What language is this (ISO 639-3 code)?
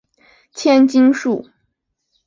zho